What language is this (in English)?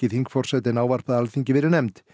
Icelandic